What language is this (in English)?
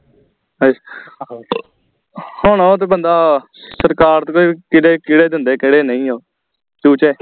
Punjabi